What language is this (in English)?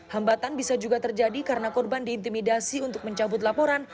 Indonesian